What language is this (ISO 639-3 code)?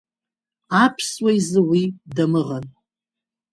abk